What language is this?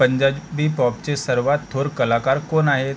Marathi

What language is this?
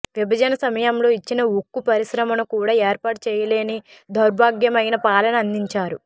Telugu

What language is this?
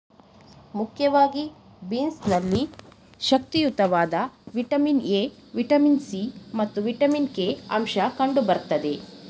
Kannada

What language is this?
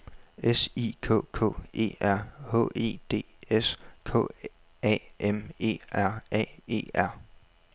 Danish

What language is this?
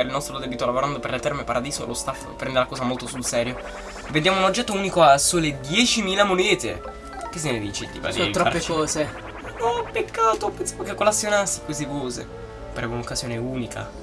Italian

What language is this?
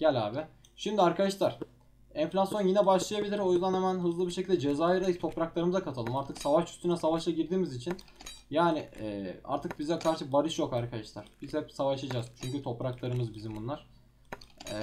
Turkish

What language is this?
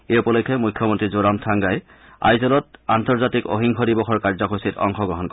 Assamese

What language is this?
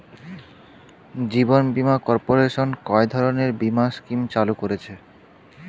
Bangla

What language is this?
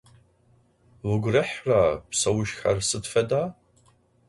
Adyghe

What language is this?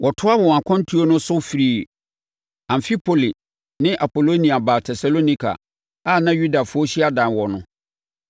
Akan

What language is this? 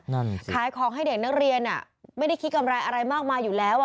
Thai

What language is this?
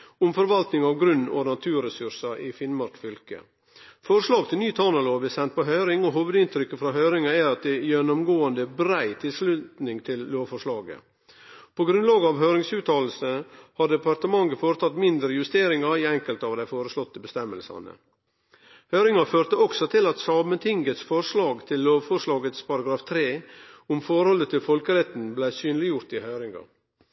Norwegian Nynorsk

